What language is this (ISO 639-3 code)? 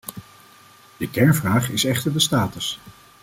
nld